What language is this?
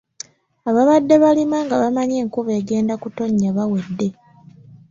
Ganda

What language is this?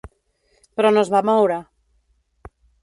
Catalan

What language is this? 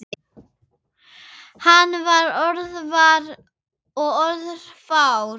Icelandic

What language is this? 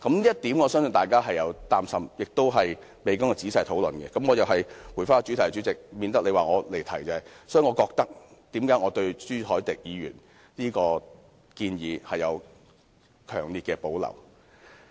Cantonese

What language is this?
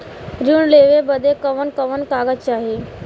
Bhojpuri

